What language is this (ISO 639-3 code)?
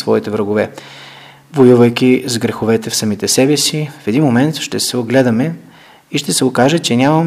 bul